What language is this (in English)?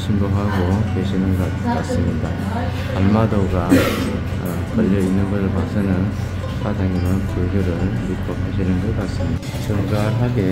Korean